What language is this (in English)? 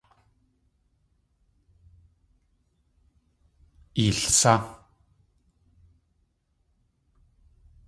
Tlingit